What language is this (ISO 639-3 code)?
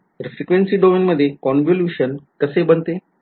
mar